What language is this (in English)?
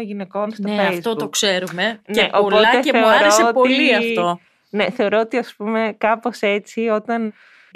Greek